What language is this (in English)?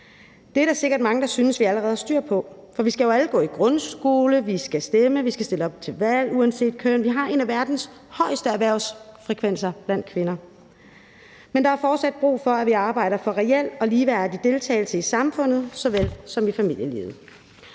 Danish